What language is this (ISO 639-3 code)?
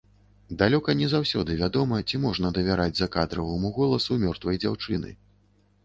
bel